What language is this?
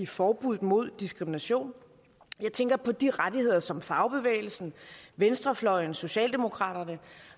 Danish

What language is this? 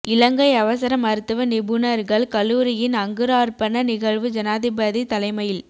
Tamil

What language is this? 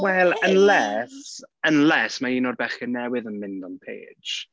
Welsh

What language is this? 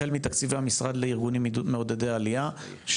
Hebrew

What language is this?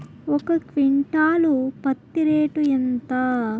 Telugu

